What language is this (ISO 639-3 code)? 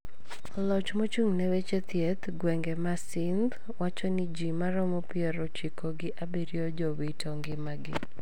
luo